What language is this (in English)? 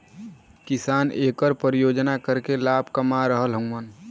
Bhojpuri